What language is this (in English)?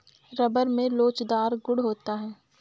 Hindi